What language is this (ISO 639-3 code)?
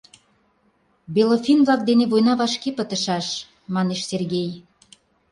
chm